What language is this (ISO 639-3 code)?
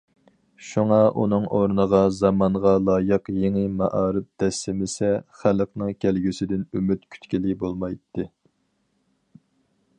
uig